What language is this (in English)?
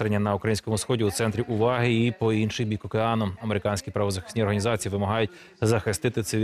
Ukrainian